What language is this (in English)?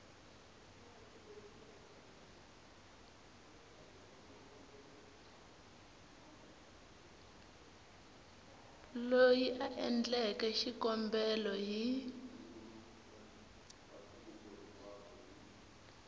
Tsonga